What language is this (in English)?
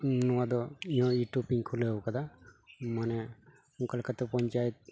Santali